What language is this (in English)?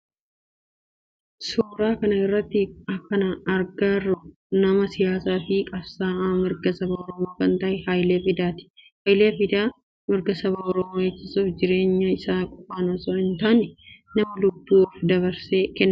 Oromo